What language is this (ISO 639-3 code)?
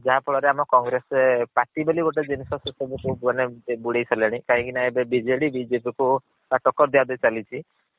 ori